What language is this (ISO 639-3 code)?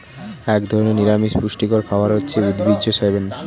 ben